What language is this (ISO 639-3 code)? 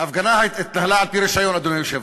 heb